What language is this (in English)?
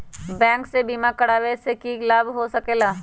Magahi